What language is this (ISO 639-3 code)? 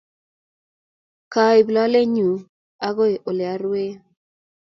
kln